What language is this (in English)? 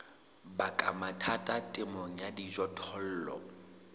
Southern Sotho